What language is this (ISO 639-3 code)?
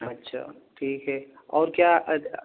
urd